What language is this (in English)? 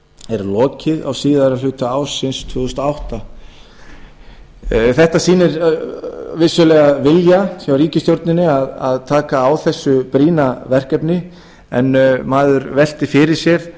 Icelandic